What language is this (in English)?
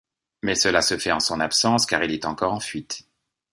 French